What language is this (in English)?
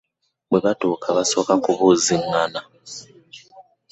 Ganda